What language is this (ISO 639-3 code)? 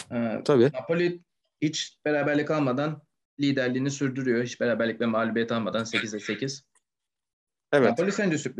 tur